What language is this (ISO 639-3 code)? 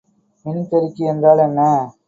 tam